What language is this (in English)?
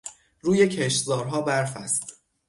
Persian